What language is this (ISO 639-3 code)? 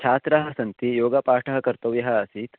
san